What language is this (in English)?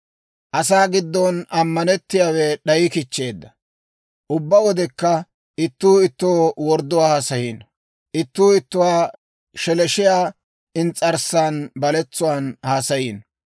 Dawro